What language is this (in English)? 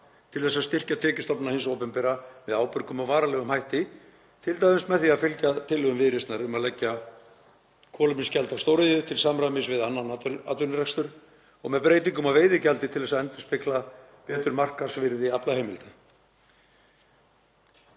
Icelandic